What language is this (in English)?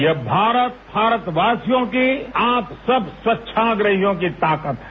Hindi